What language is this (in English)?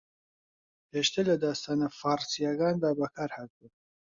Central Kurdish